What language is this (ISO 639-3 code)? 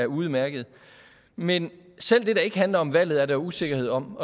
dan